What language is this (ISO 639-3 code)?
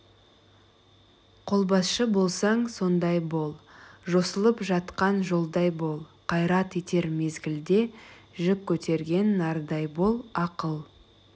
kaz